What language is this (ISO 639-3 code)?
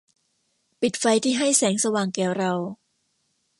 tha